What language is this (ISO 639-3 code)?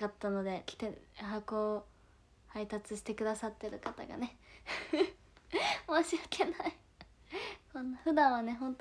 jpn